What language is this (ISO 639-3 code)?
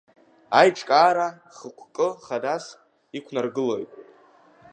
abk